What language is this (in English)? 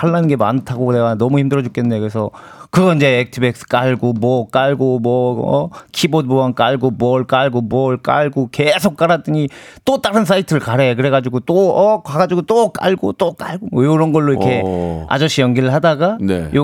Korean